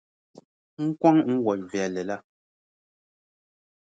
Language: Dagbani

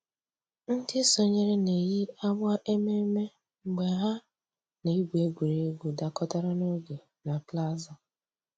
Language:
Igbo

